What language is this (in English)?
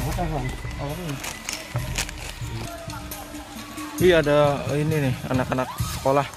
Indonesian